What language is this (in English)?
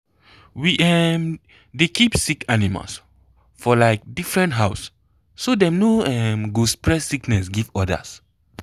Nigerian Pidgin